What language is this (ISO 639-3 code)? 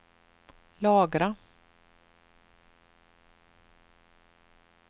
swe